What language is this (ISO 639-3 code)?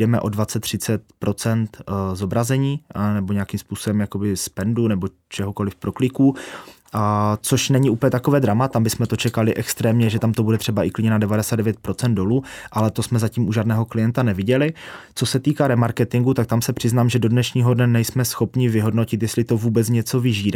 ces